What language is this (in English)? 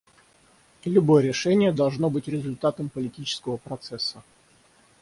Russian